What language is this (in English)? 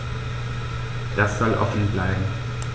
German